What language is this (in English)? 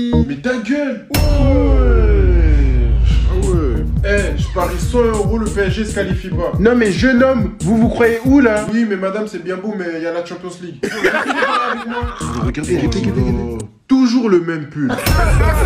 French